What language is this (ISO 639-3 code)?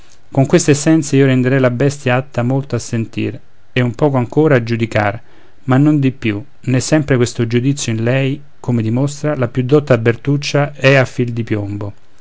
ita